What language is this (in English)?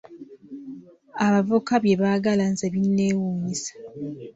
Ganda